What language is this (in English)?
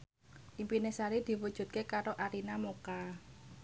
Javanese